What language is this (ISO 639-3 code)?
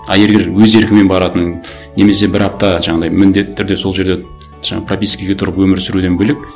kaz